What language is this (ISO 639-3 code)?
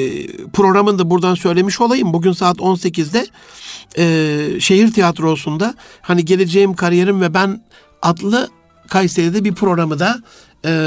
tur